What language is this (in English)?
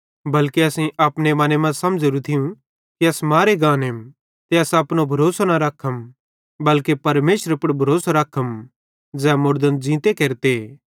Bhadrawahi